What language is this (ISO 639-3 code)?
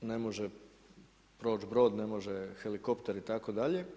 hrv